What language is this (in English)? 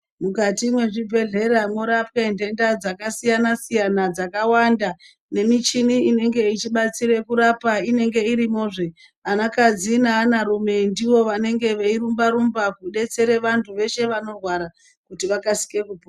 Ndau